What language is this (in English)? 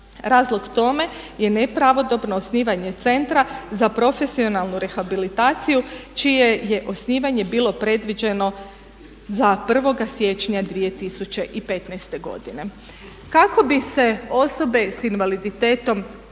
Croatian